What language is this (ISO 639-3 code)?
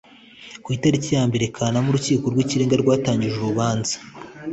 kin